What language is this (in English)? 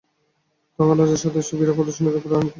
Bangla